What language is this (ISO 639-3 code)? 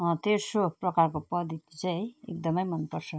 nep